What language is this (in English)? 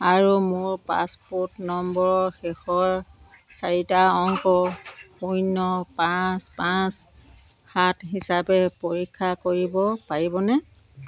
Assamese